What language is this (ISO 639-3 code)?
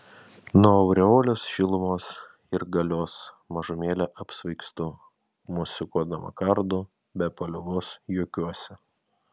lit